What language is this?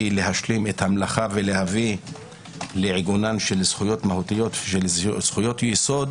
Hebrew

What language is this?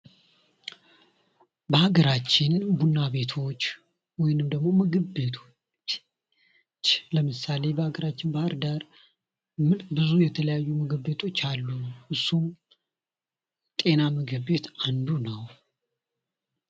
Amharic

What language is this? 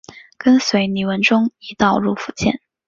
Chinese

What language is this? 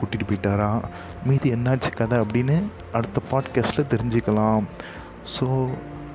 Tamil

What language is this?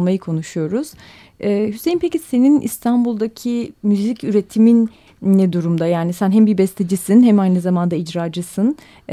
Turkish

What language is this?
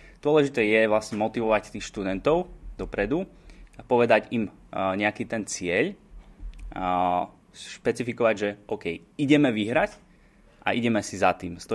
Slovak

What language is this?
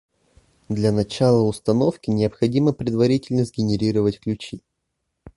Russian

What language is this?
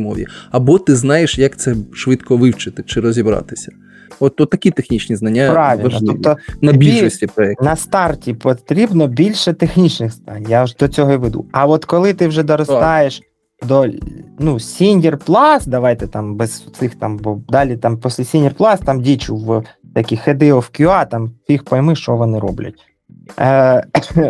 Ukrainian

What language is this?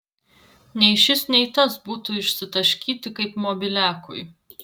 Lithuanian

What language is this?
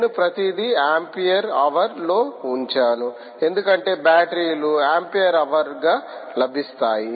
Telugu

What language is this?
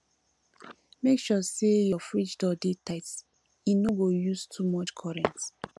Nigerian Pidgin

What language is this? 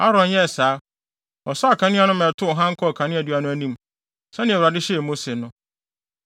Akan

